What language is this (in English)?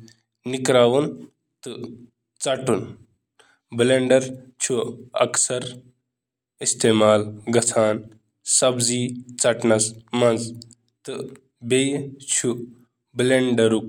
Kashmiri